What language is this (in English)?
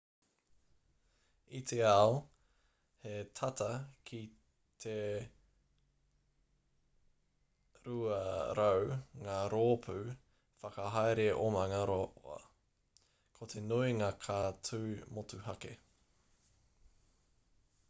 Māori